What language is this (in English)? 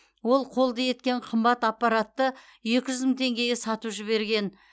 Kazakh